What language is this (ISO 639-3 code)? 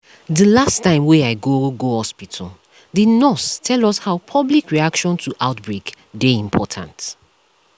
pcm